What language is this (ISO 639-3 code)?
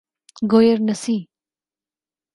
urd